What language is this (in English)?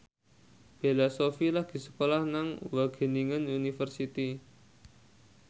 Javanese